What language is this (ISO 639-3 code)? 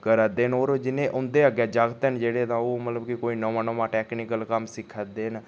doi